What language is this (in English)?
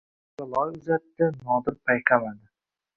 Uzbek